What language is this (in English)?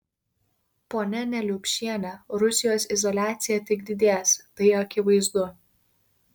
Lithuanian